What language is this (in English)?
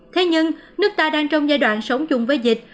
Vietnamese